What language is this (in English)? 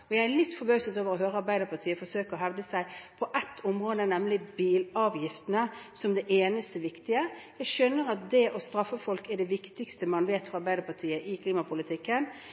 Norwegian Bokmål